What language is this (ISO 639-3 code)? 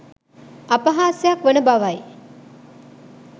sin